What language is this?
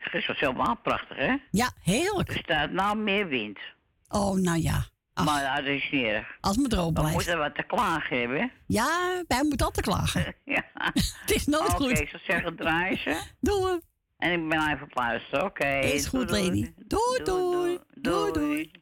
Dutch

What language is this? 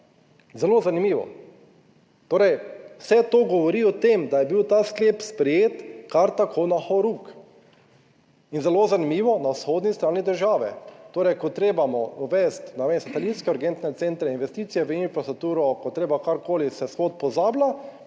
Slovenian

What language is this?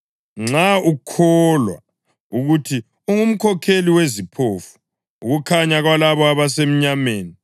North Ndebele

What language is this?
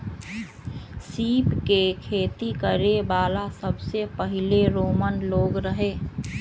Magahi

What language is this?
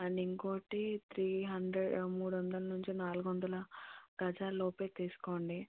Telugu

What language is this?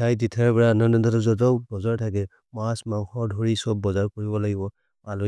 Maria (India)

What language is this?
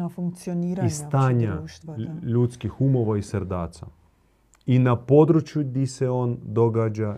Croatian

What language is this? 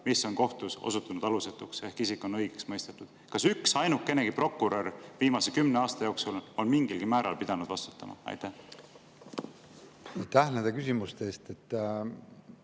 Estonian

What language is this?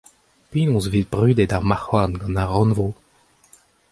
Breton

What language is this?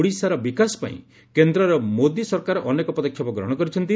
Odia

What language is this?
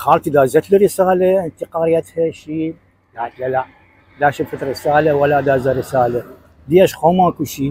Arabic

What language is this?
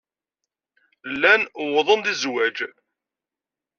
Kabyle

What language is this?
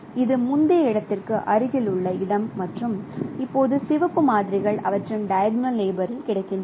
Tamil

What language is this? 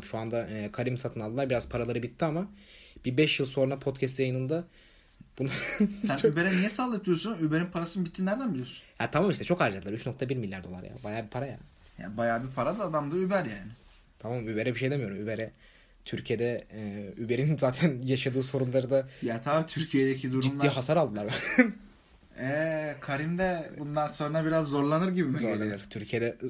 Turkish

